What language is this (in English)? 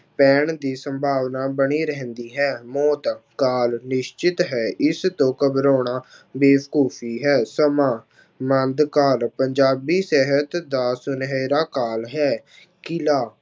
Punjabi